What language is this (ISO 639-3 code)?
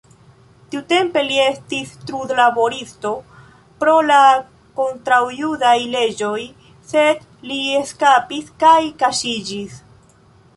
epo